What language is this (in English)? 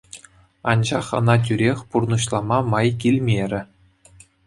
Chuvash